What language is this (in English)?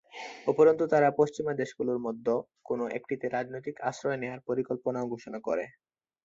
Bangla